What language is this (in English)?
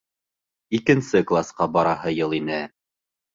Bashkir